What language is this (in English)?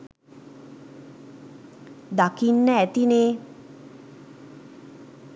Sinhala